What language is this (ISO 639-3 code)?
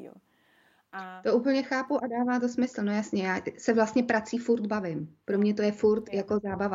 ces